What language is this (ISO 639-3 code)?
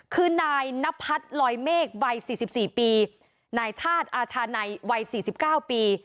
tha